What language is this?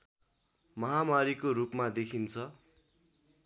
Nepali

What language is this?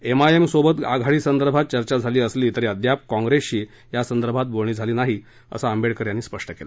Marathi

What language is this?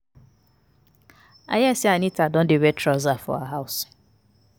Nigerian Pidgin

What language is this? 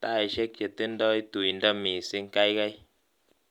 Kalenjin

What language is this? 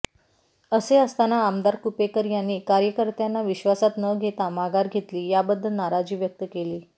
Marathi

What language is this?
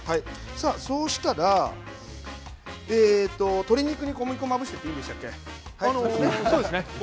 Japanese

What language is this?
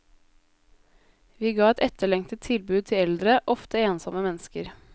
Norwegian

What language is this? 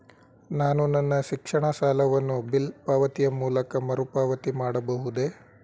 Kannada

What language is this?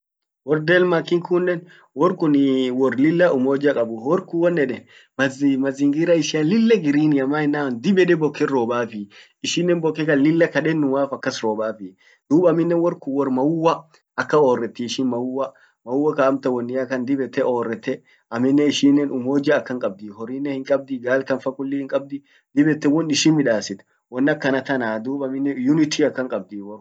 Orma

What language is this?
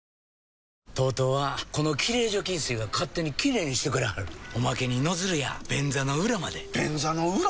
Japanese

